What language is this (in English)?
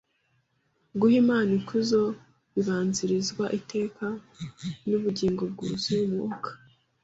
Kinyarwanda